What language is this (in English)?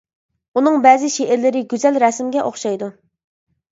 Uyghur